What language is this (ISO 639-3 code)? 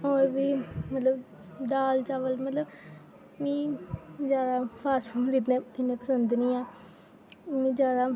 doi